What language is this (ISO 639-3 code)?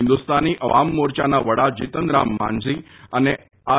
guj